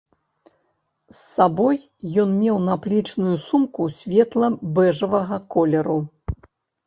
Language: Belarusian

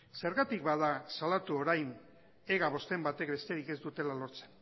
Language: Basque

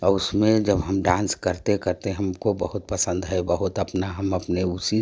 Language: Hindi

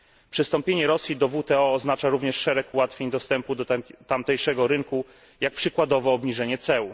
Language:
Polish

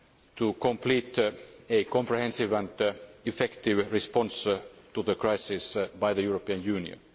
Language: English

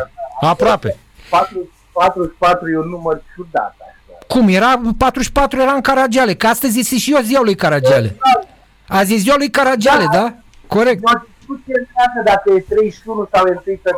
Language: Romanian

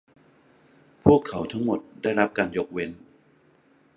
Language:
Thai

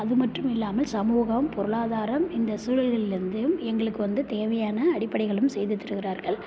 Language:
Tamil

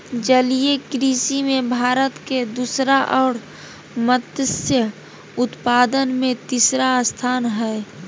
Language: Magahi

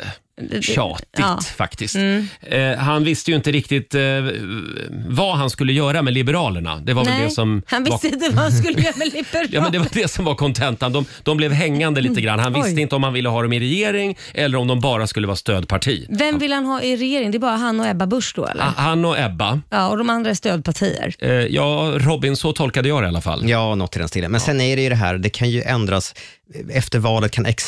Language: Swedish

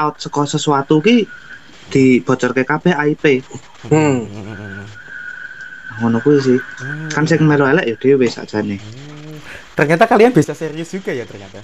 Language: Indonesian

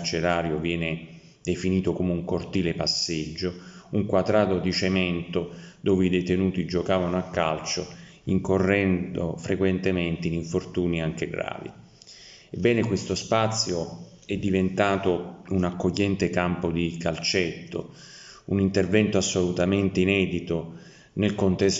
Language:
Italian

